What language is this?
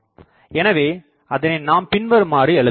Tamil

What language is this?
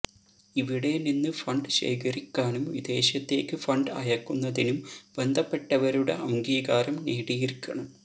Malayalam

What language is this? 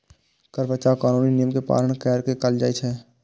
Maithili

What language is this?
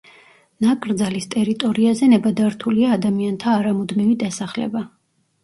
Georgian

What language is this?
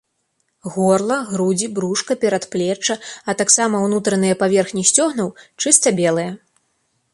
Belarusian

